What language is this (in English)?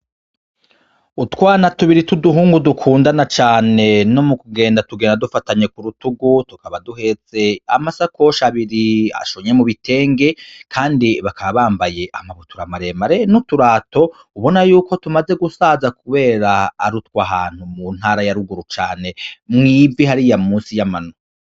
Rundi